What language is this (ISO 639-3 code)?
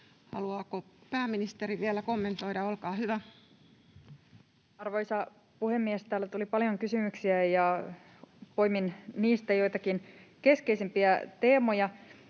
fin